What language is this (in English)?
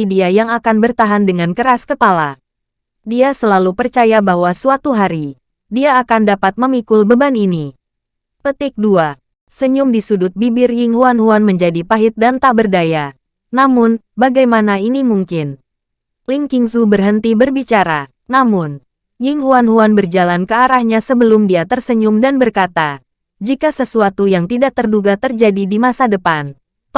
Indonesian